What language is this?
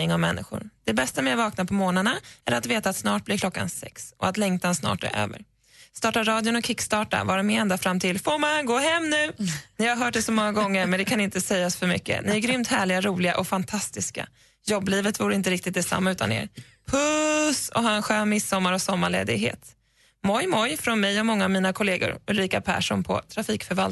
Swedish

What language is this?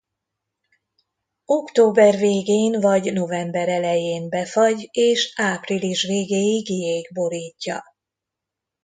Hungarian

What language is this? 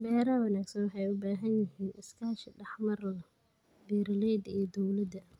Somali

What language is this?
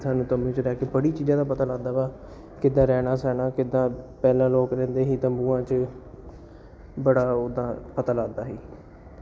Punjabi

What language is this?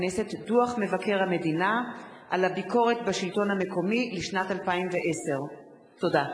Hebrew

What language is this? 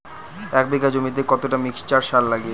Bangla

